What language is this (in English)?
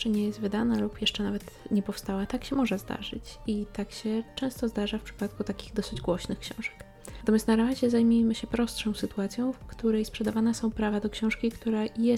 Polish